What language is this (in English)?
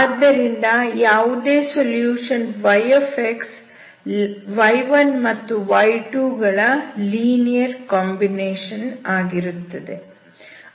Kannada